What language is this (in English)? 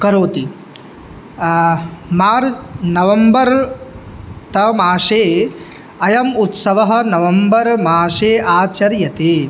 Sanskrit